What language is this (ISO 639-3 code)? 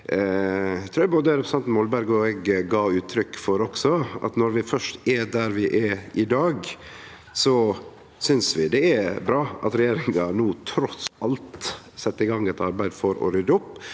nor